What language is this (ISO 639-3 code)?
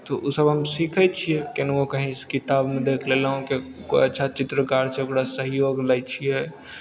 mai